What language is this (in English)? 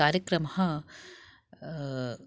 Sanskrit